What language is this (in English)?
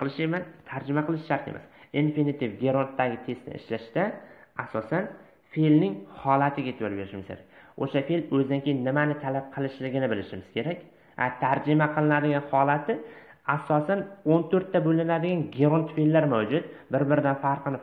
Turkish